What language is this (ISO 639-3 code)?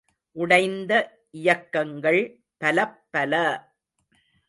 tam